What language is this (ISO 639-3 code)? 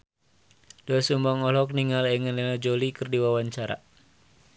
sun